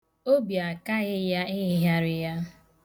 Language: Igbo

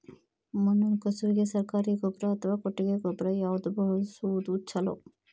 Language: Kannada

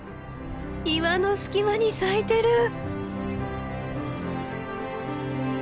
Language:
Japanese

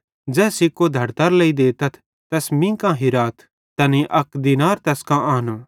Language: Bhadrawahi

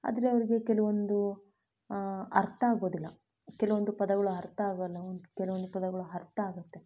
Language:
Kannada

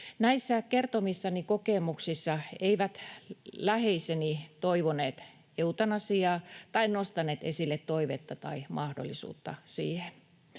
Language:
Finnish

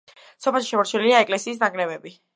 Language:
Georgian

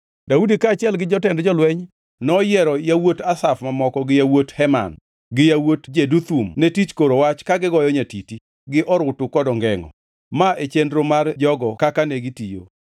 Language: Luo (Kenya and Tanzania)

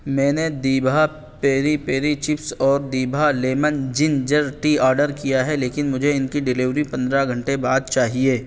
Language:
Urdu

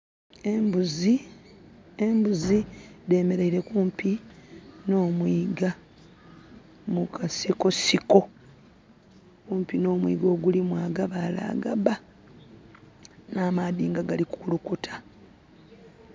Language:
Soga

